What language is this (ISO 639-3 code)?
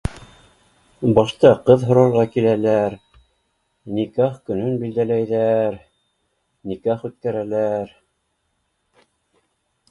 bak